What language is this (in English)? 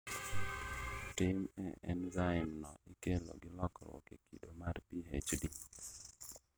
Luo (Kenya and Tanzania)